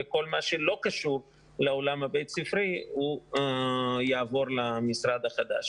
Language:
Hebrew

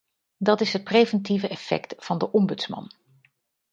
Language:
Dutch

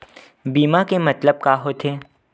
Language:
Chhattisgarhi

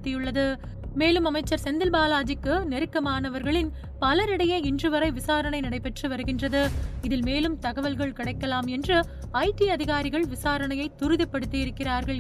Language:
Tamil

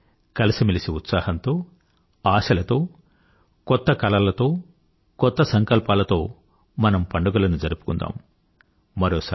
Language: Telugu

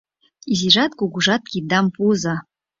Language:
Mari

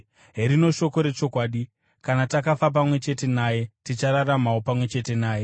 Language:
Shona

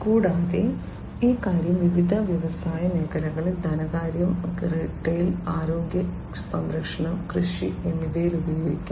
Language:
Malayalam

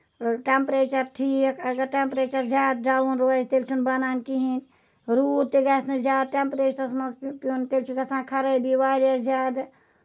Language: Kashmiri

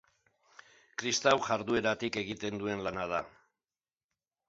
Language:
Basque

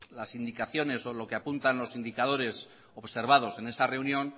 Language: Spanish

